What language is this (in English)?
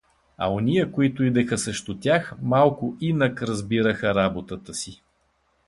Bulgarian